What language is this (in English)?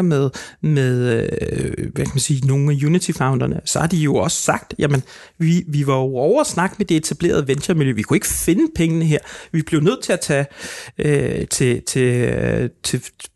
Danish